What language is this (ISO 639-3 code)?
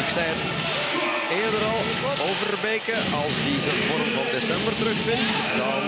nld